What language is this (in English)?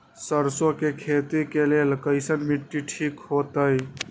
Magahi